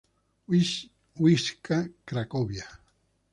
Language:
Spanish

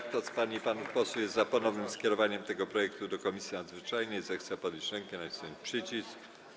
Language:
Polish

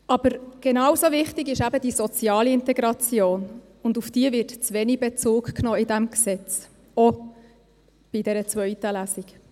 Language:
Swiss German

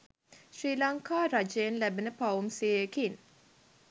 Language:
Sinhala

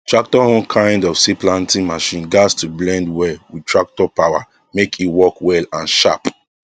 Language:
Nigerian Pidgin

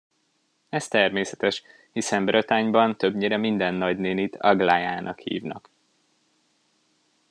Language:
Hungarian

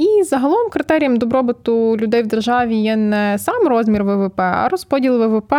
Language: Ukrainian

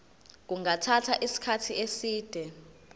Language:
Zulu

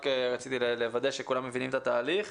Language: Hebrew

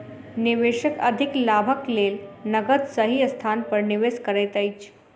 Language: Maithili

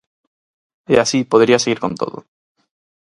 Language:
Galician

